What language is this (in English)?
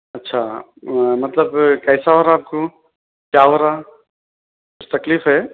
Urdu